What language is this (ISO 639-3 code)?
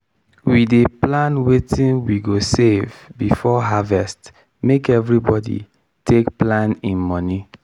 pcm